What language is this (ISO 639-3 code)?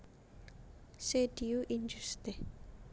jav